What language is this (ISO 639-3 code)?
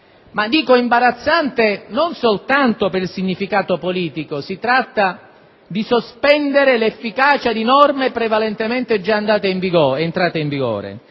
ita